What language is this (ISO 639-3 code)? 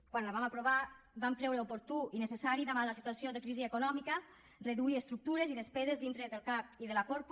cat